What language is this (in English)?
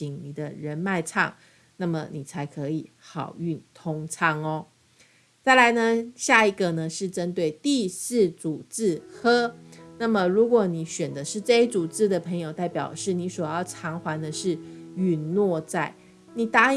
Chinese